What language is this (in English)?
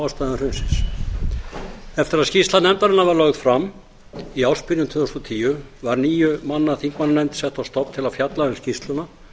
Icelandic